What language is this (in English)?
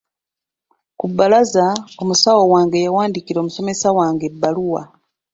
Ganda